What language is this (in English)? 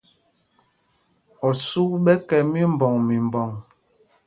Mpumpong